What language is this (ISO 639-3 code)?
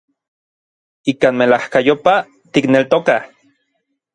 nlv